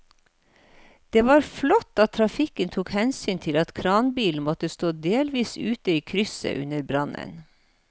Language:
Norwegian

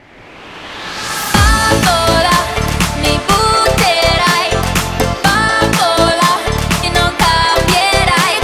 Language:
Ukrainian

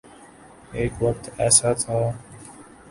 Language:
Urdu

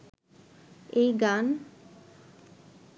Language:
Bangla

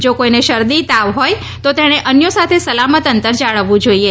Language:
Gujarati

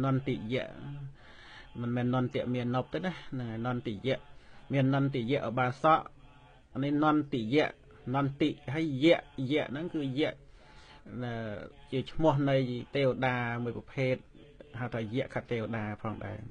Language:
Vietnamese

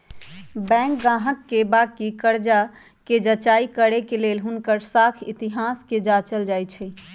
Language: Magahi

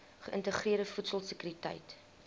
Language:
Afrikaans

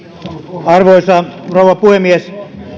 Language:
Finnish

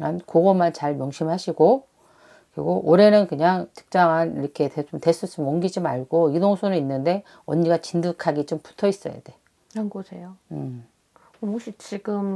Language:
Korean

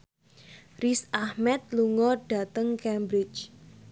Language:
Javanese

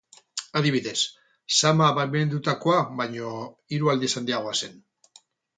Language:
Basque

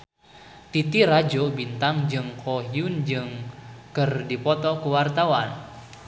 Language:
Sundanese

